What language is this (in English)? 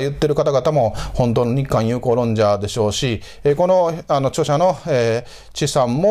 Japanese